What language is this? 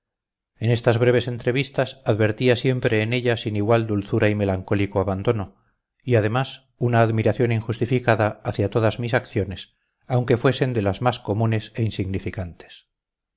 Spanish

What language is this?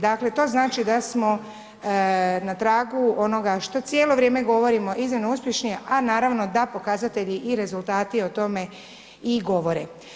Croatian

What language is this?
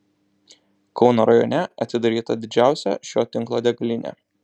Lithuanian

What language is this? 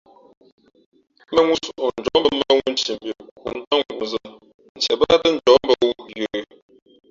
Fe'fe'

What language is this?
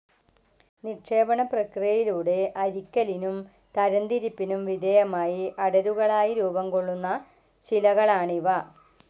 Malayalam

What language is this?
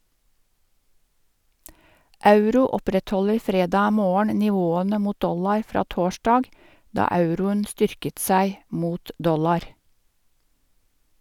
Norwegian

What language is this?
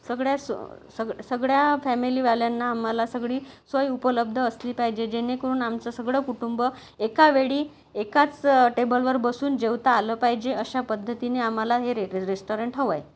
Marathi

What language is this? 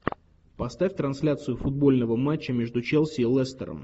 Russian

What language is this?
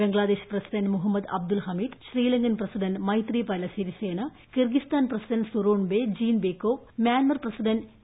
Malayalam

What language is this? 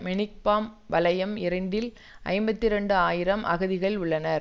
Tamil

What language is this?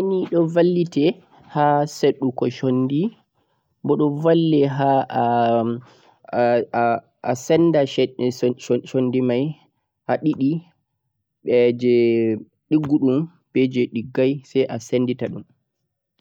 Central-Eastern Niger Fulfulde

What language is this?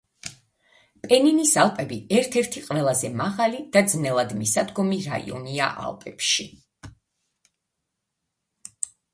Georgian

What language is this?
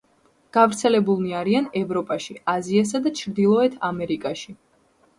Georgian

